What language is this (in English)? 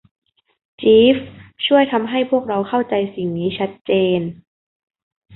Thai